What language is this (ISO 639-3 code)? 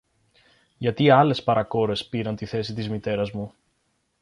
ell